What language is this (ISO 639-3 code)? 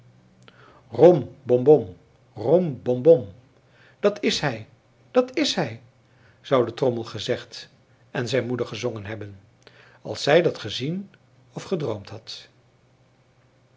nld